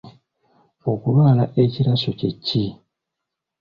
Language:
Ganda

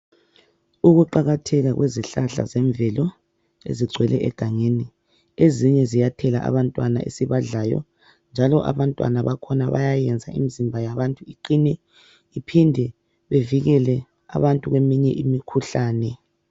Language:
North Ndebele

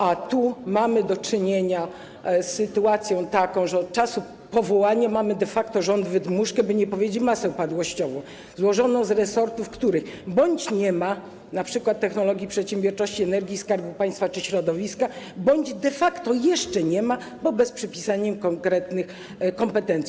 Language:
Polish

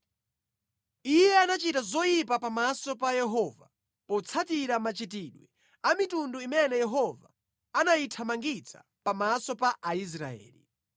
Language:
Nyanja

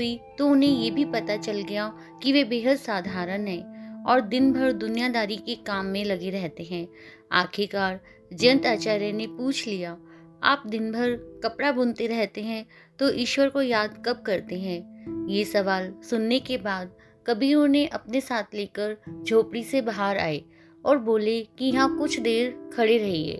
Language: Hindi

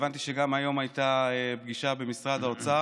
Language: Hebrew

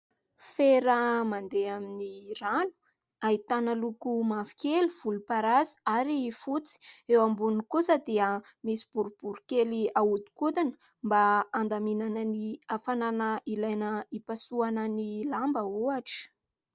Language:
Malagasy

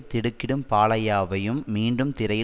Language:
Tamil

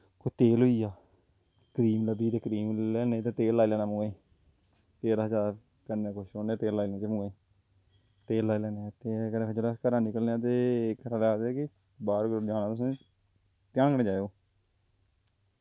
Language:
Dogri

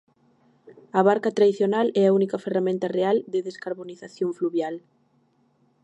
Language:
Galician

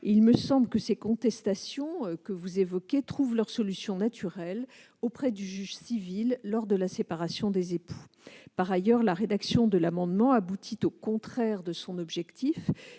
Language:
French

